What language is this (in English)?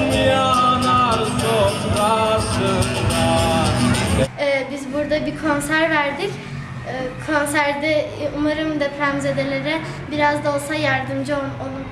Turkish